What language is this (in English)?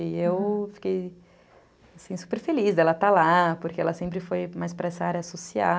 Portuguese